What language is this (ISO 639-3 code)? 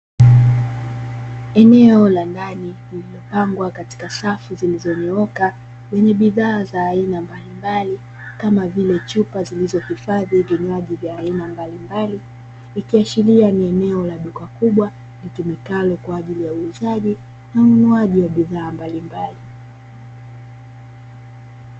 swa